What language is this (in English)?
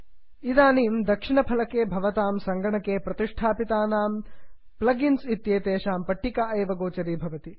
Sanskrit